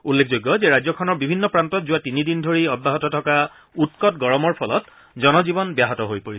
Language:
Assamese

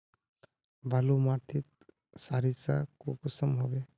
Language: Magahi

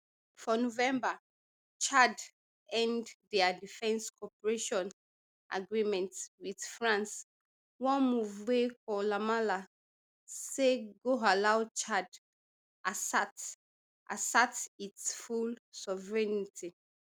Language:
Nigerian Pidgin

